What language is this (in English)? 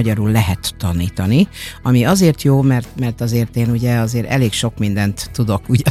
Hungarian